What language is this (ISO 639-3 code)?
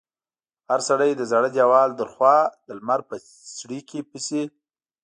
pus